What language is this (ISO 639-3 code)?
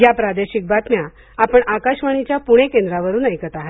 mar